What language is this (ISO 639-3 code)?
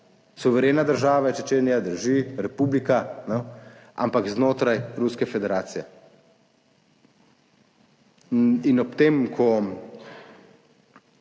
slv